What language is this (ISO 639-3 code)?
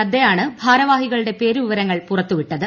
mal